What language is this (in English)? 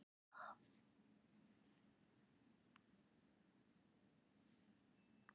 Icelandic